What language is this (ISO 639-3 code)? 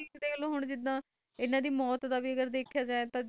pan